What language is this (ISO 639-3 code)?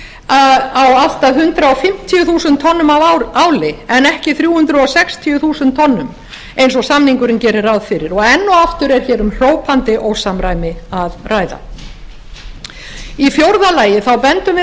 isl